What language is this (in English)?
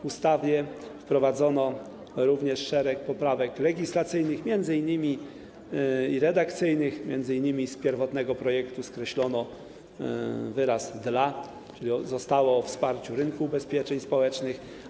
Polish